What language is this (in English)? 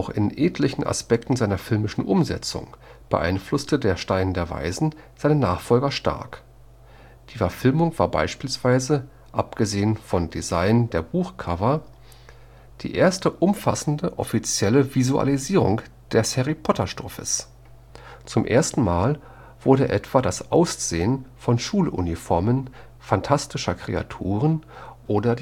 German